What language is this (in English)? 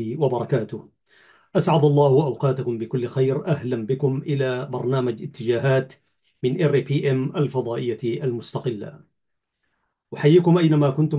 Arabic